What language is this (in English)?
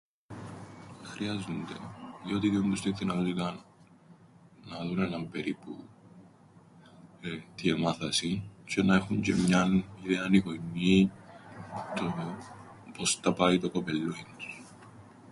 Greek